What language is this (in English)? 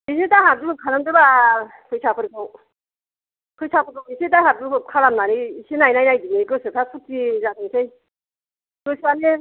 Bodo